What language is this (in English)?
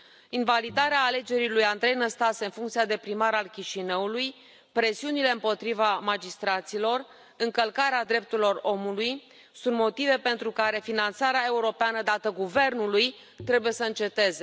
Romanian